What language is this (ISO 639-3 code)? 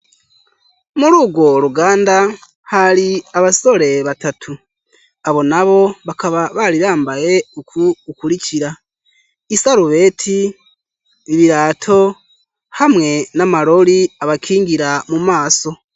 run